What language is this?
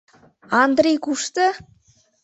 Mari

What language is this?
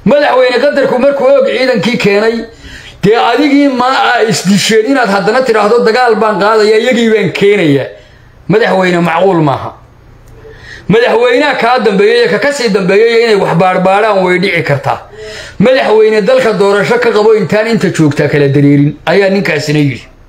Arabic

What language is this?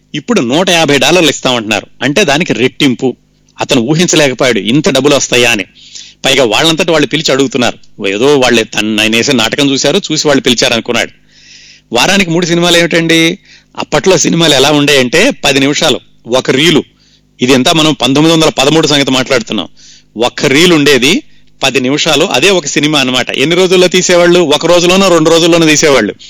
Telugu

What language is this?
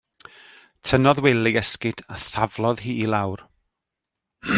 Welsh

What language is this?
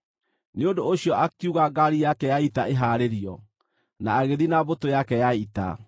Kikuyu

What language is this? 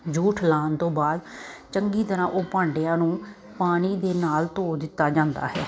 Punjabi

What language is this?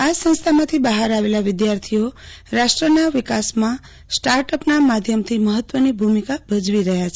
Gujarati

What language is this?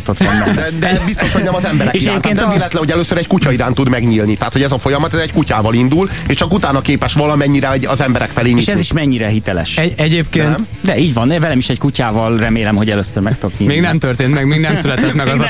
Hungarian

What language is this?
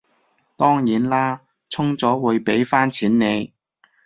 Cantonese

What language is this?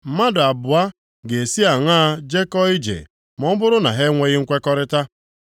Igbo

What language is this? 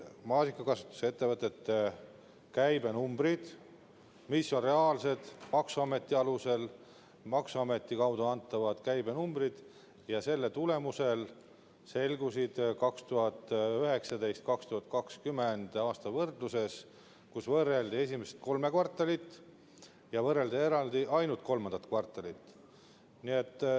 Estonian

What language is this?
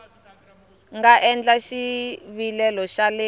Tsonga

